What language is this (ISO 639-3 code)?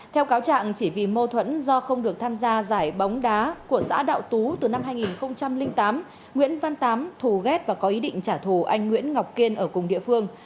vie